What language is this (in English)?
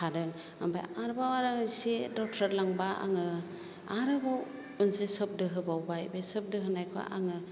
Bodo